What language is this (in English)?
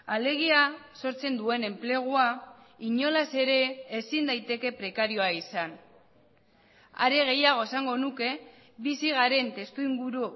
Basque